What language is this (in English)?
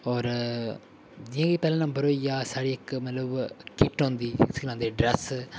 Dogri